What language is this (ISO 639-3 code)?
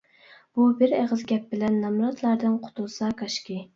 uig